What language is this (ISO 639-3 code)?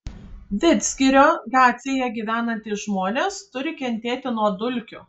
lit